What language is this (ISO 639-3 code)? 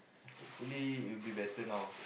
eng